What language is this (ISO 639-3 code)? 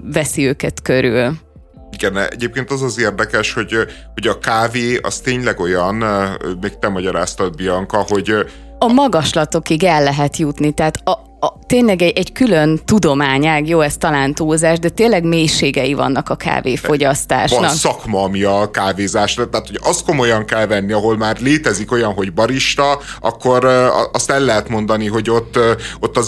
hun